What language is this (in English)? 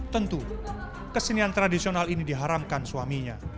Indonesian